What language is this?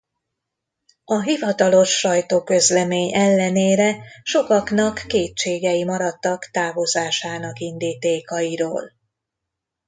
Hungarian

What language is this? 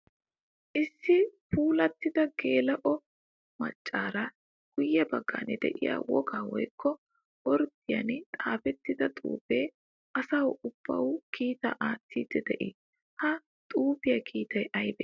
Wolaytta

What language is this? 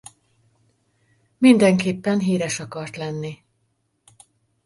Hungarian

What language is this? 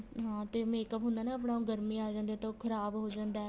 Punjabi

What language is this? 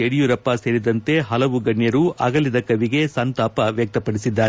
Kannada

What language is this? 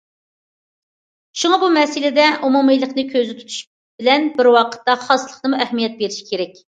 Uyghur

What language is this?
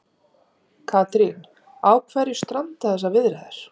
Icelandic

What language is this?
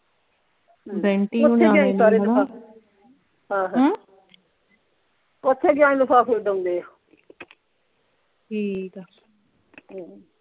Punjabi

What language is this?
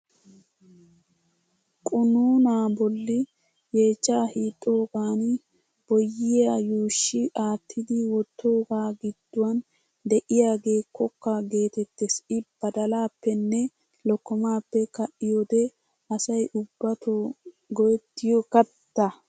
Wolaytta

